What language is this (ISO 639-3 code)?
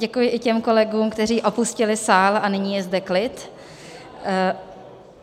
ces